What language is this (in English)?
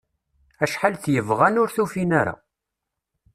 Kabyle